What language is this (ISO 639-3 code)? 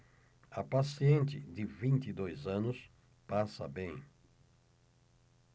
por